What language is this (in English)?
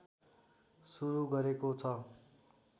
Nepali